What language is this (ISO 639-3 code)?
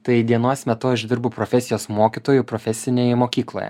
lit